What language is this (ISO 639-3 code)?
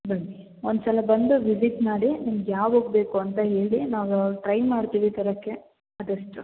kan